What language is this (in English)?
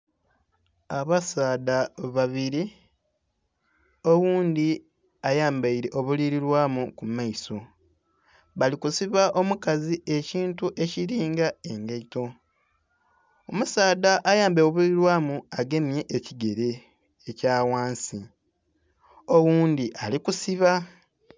Soga